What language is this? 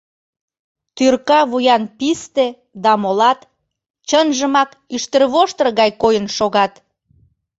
Mari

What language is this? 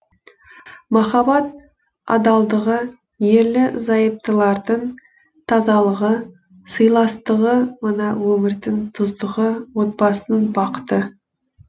Kazakh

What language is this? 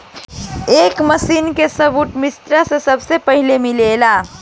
Bhojpuri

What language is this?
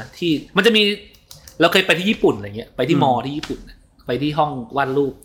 Thai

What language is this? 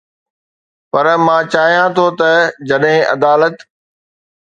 Sindhi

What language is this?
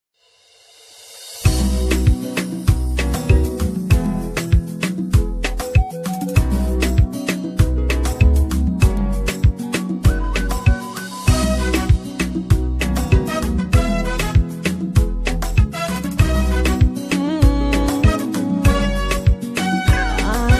Portuguese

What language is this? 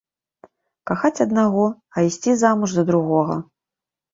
Belarusian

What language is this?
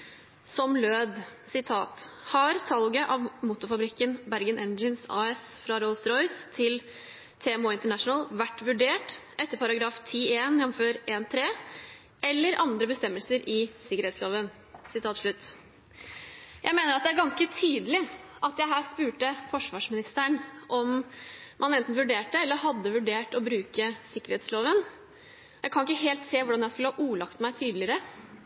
Norwegian Bokmål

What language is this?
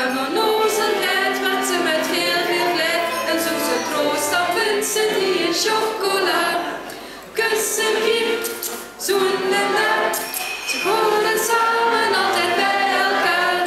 Dutch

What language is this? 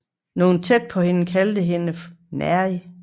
Danish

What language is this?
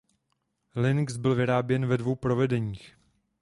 Czech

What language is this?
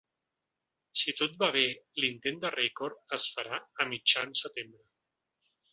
Catalan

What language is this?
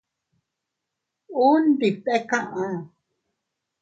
Teutila Cuicatec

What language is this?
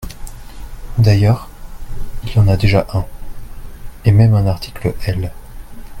French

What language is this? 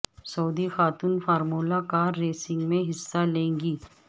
Urdu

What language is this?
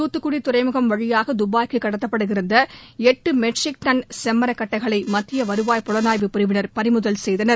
Tamil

